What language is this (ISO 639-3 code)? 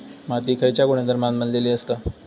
mar